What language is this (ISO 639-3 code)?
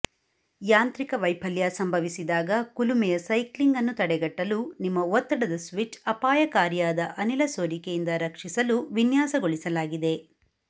kan